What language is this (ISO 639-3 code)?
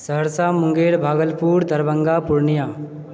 mai